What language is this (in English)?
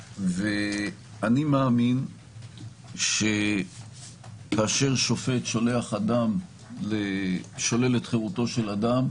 Hebrew